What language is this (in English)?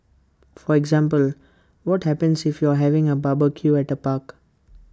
English